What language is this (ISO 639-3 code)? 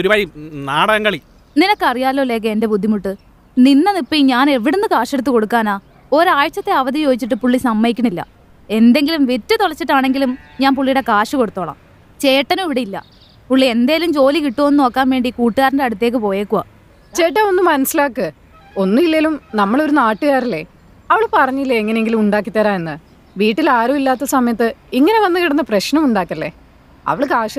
mal